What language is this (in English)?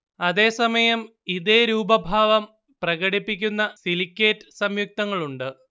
Malayalam